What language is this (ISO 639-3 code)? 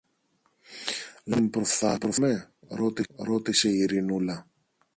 ell